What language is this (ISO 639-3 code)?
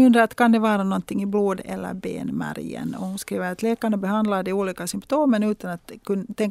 swe